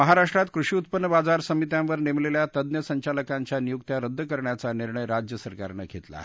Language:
Marathi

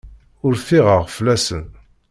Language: Kabyle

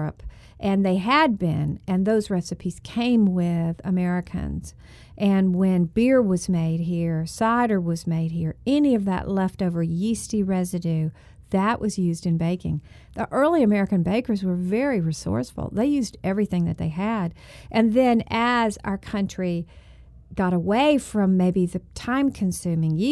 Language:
English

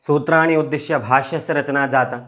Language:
Sanskrit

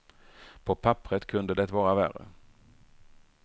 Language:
Swedish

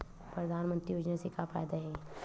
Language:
Chhattisgarhi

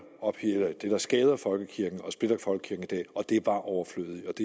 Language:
Danish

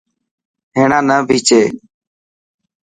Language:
Dhatki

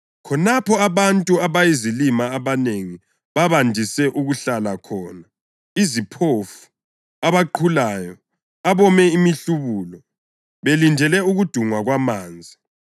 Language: North Ndebele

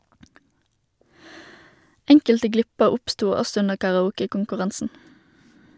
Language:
Norwegian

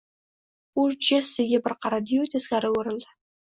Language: Uzbek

